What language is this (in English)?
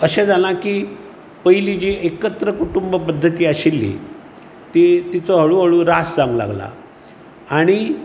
Konkani